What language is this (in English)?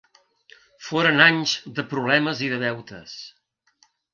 Catalan